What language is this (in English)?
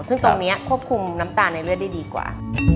Thai